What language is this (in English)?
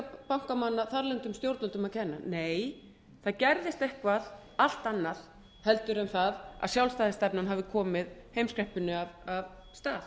Icelandic